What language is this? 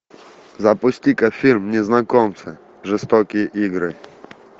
Russian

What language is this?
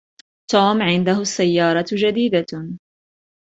Arabic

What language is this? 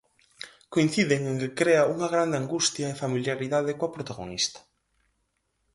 Galician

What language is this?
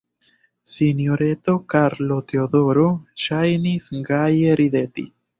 Esperanto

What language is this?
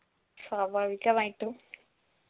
Malayalam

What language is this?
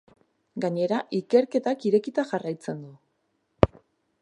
Basque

